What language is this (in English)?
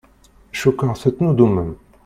Kabyle